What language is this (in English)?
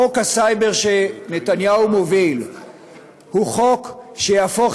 Hebrew